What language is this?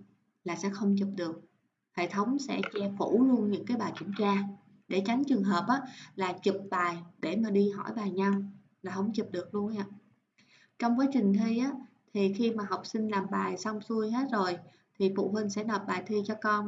Vietnamese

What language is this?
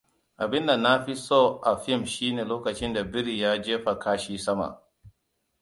Hausa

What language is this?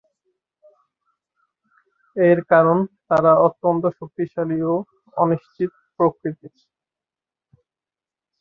Bangla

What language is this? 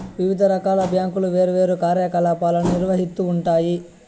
Telugu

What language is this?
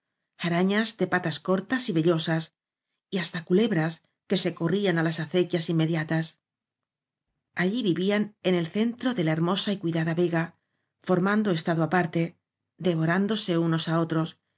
Spanish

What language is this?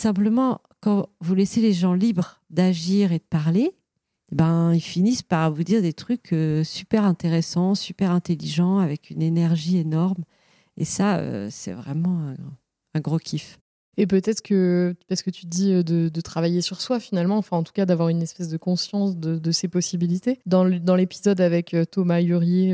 French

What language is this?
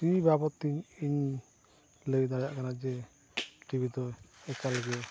Santali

